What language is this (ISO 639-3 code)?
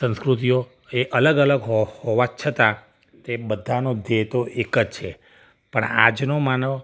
guj